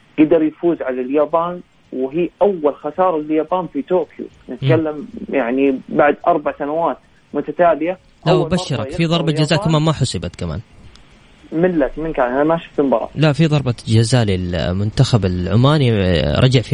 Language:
Arabic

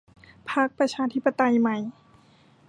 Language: Thai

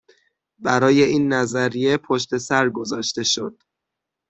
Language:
Persian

